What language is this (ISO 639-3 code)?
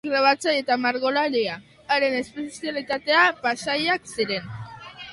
eus